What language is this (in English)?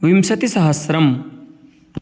Sanskrit